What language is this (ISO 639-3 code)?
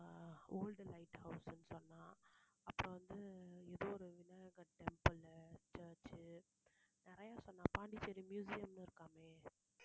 tam